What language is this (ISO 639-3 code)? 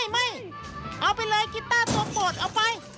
tha